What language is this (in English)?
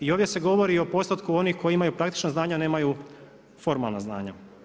Croatian